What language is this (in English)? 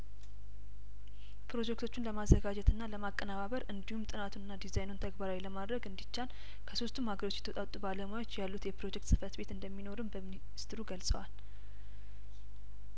Amharic